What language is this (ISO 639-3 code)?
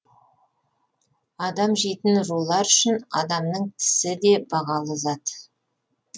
kaz